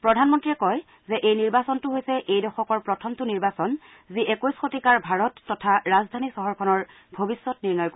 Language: Assamese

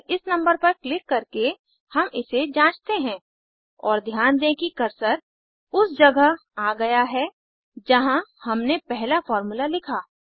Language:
Hindi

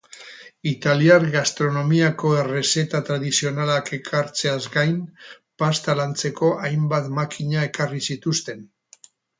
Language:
Basque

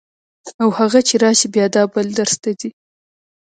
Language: Pashto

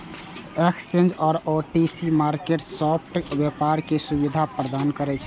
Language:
Maithili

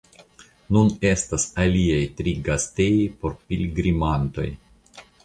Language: Esperanto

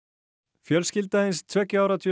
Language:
Icelandic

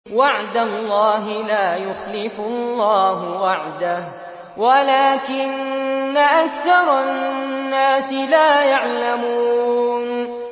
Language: Arabic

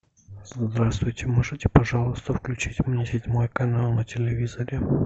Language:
Russian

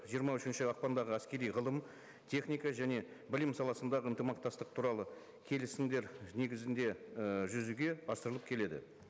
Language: Kazakh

